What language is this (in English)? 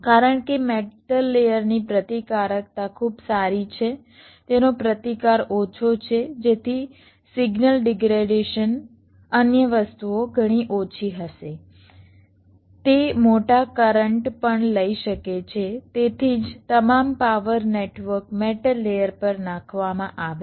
Gujarati